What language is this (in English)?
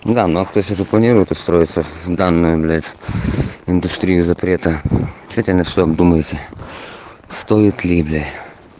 Russian